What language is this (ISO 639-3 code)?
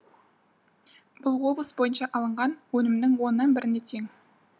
kaz